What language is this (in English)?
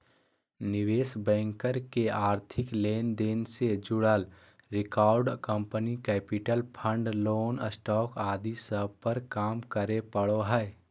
Magahi